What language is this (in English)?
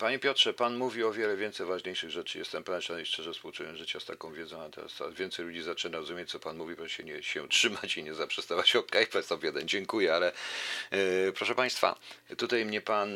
Polish